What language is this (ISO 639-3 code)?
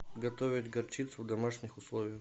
rus